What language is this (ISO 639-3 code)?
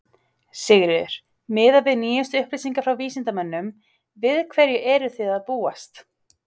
isl